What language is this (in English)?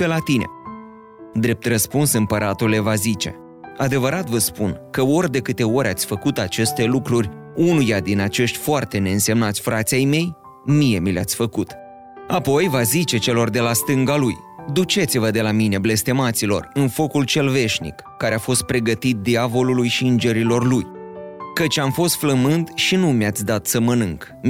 Romanian